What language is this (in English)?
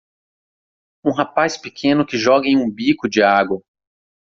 Portuguese